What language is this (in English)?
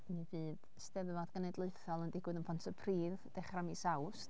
Welsh